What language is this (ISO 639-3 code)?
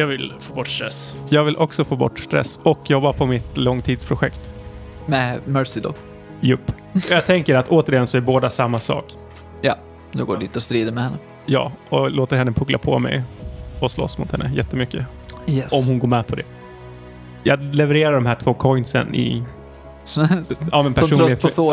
swe